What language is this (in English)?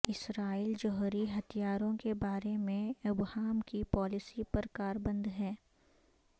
Urdu